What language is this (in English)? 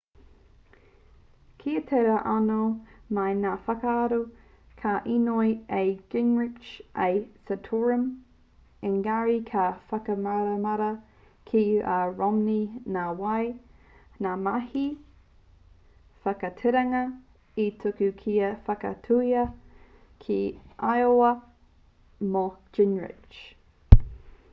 Māori